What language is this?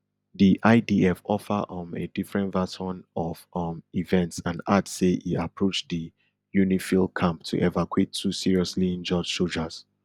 Nigerian Pidgin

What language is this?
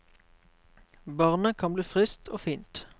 Norwegian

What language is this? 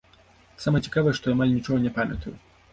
Belarusian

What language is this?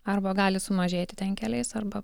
Lithuanian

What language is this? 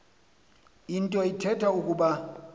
Xhosa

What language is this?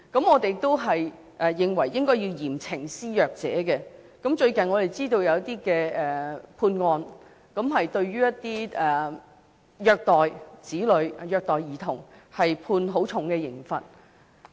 Cantonese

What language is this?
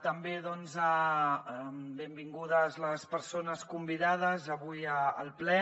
Catalan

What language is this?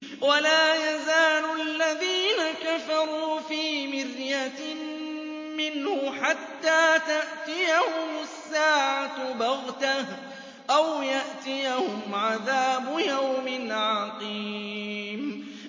Arabic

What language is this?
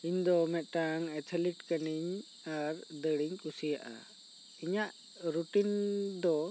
Santali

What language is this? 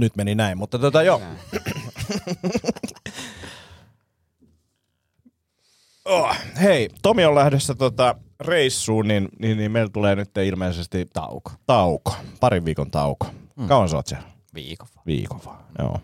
Finnish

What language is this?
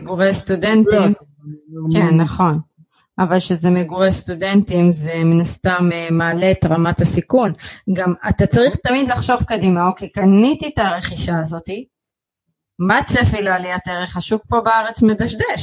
Hebrew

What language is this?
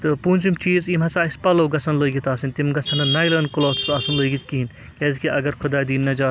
Kashmiri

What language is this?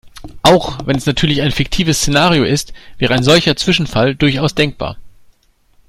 German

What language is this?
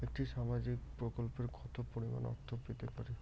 Bangla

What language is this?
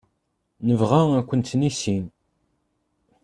Kabyle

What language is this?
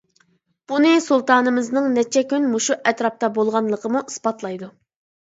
Uyghur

